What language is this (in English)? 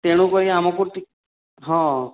Odia